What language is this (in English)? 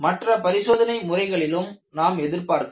Tamil